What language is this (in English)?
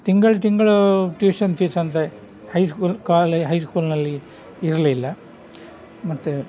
Kannada